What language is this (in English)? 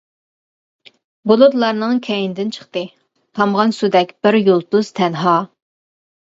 Uyghur